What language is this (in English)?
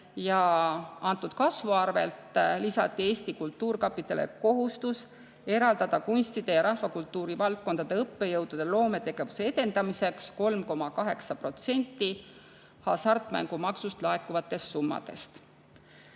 Estonian